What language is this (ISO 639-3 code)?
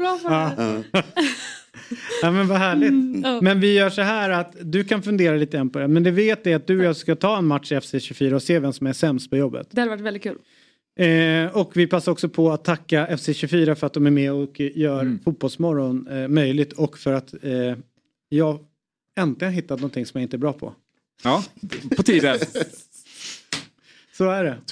swe